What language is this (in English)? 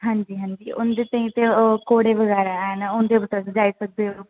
Dogri